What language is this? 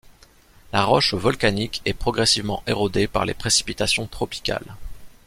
French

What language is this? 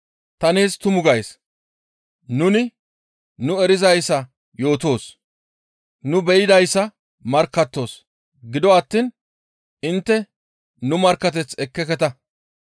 Gamo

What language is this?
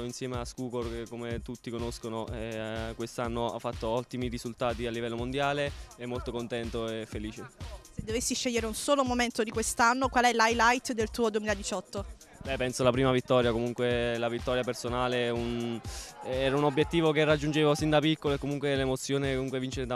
Italian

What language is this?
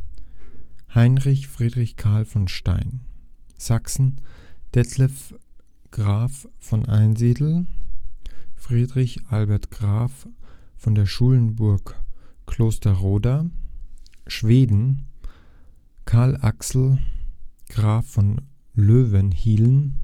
German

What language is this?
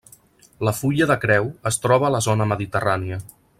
Catalan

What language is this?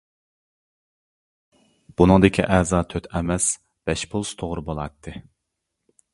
Uyghur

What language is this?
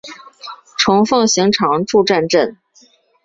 Chinese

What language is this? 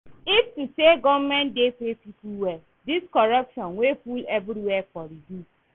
Nigerian Pidgin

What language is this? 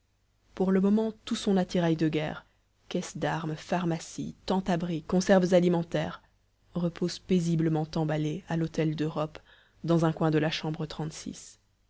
French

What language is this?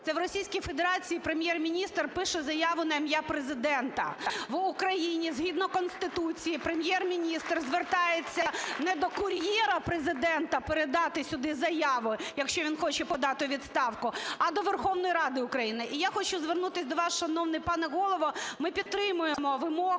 Ukrainian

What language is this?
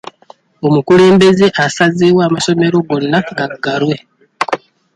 Ganda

